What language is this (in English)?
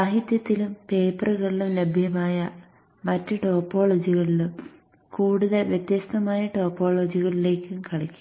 Malayalam